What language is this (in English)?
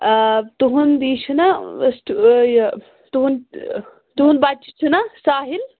Kashmiri